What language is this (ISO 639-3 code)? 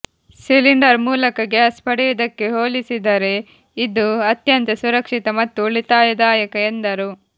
kan